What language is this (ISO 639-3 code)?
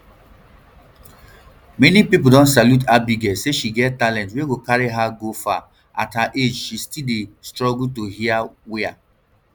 pcm